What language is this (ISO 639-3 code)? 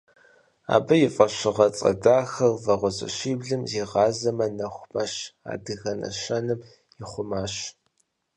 kbd